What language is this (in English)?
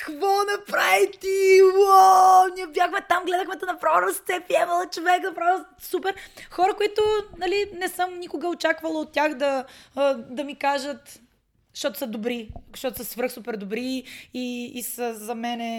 Bulgarian